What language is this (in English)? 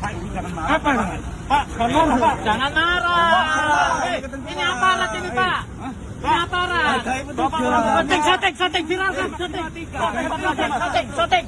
Indonesian